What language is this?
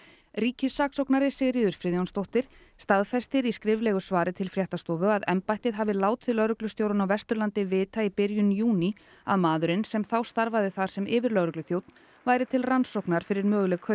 Icelandic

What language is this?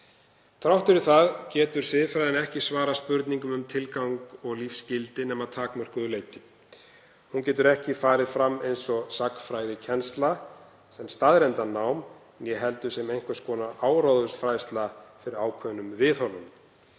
Icelandic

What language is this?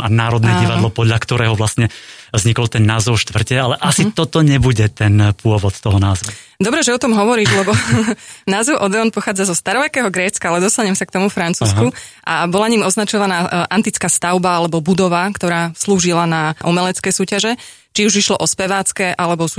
Slovak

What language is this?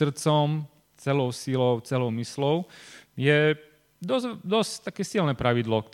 Slovak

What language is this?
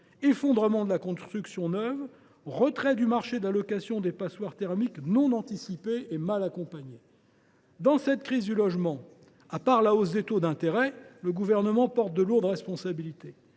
French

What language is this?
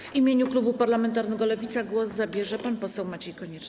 Polish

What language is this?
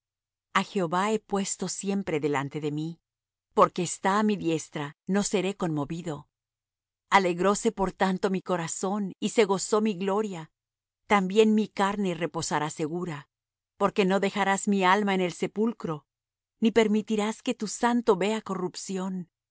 Spanish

